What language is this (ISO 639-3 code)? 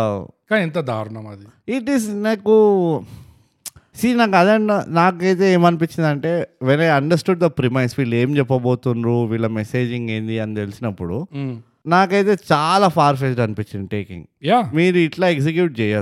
tel